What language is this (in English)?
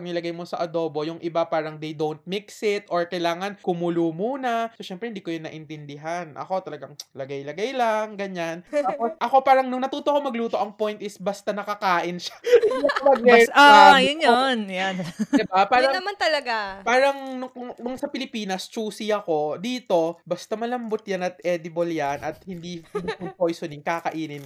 Filipino